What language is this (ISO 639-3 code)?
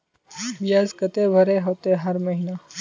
mag